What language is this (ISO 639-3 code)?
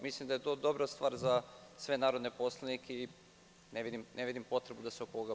srp